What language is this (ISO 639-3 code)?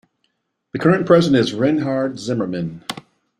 eng